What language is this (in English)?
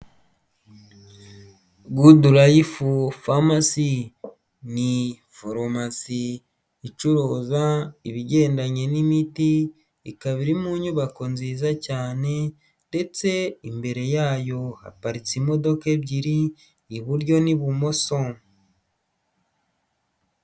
Kinyarwanda